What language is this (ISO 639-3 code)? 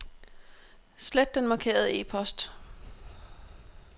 dan